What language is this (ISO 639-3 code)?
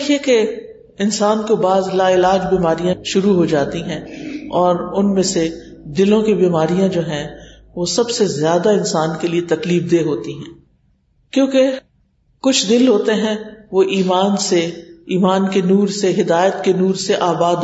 urd